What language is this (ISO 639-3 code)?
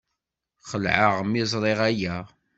kab